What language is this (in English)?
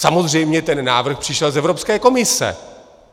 Czech